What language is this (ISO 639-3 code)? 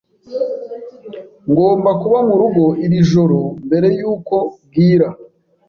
kin